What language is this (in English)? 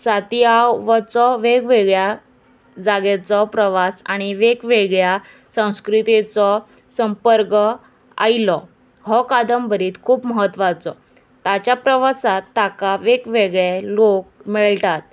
Konkani